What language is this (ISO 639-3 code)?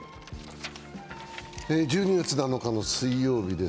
jpn